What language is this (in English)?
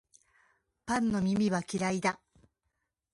Japanese